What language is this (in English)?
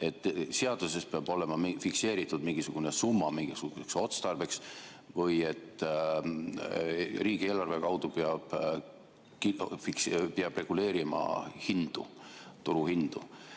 Estonian